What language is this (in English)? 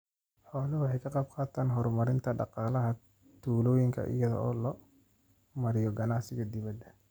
Somali